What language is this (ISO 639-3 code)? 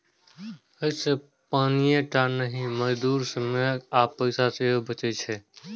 mai